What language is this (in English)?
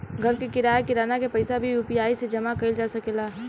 Bhojpuri